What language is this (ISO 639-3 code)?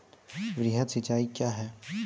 mai